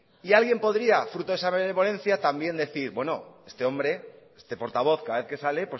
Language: Spanish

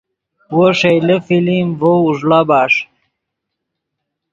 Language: Yidgha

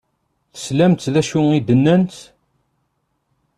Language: Kabyle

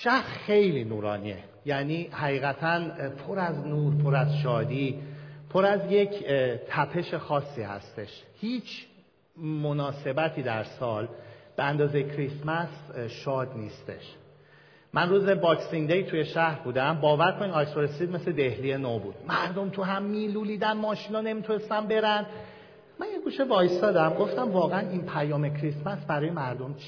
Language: Persian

